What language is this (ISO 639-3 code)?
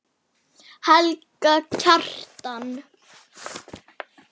isl